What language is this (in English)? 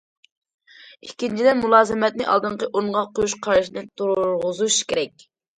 Uyghur